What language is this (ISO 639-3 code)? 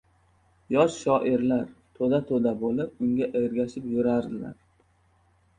uzb